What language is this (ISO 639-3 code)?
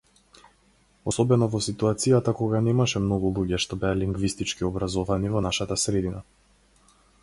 mkd